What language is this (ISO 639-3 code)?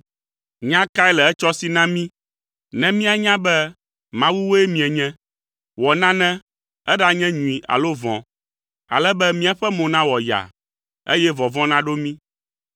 ewe